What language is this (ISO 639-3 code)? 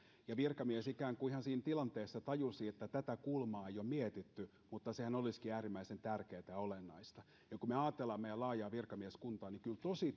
fin